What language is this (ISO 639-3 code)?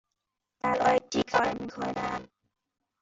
fas